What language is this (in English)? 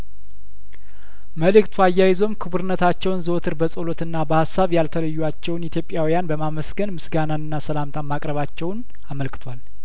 Amharic